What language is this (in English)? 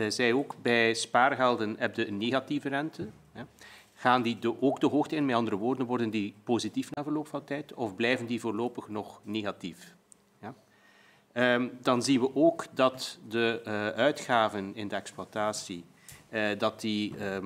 Dutch